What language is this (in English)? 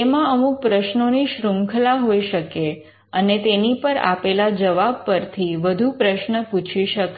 Gujarati